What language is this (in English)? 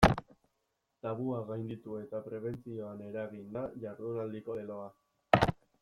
Basque